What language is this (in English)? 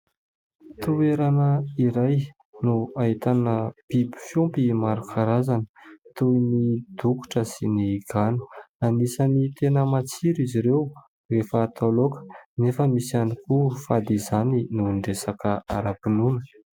Malagasy